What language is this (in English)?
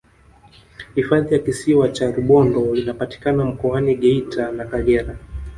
Swahili